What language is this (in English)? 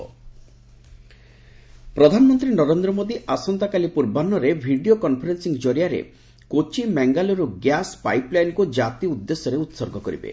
Odia